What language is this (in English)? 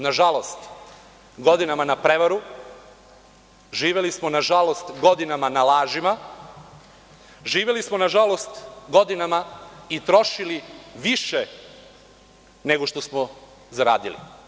Serbian